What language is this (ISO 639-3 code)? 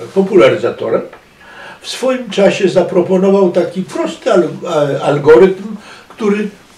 pol